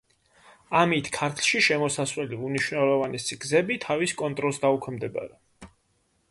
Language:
Georgian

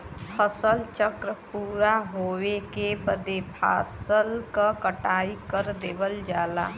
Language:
Bhojpuri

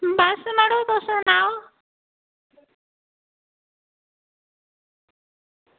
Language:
Dogri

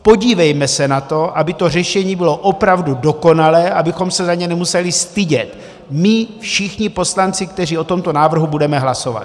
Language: Czech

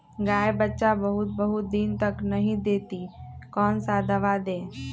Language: Magahi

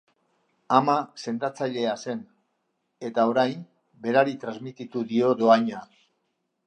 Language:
Basque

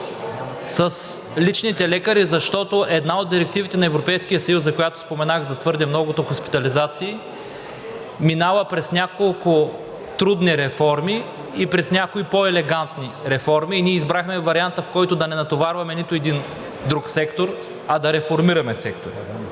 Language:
Bulgarian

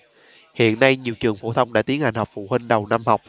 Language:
Vietnamese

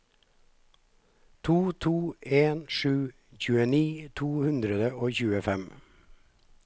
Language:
Norwegian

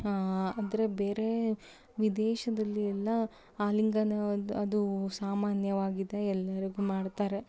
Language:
Kannada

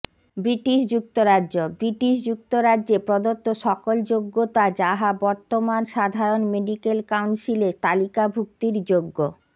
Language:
Bangla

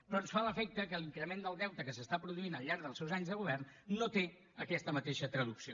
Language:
Catalan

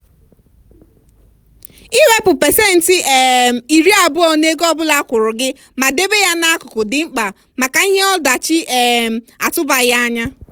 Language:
Igbo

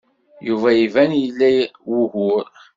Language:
Kabyle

